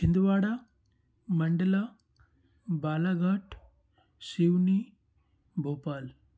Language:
Hindi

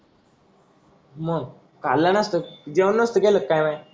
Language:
Marathi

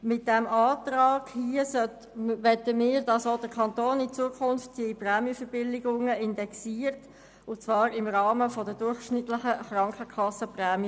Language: Swiss German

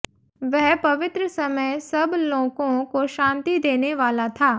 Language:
Hindi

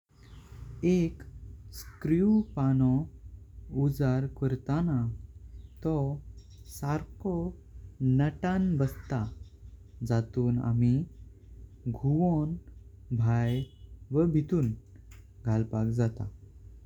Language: Konkani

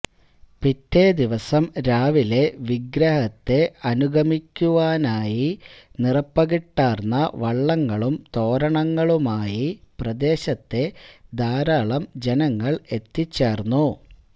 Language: Malayalam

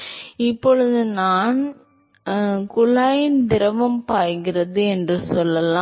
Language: Tamil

